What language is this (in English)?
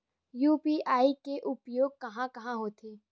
Chhattisgarhi